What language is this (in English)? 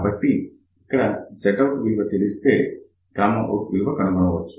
Telugu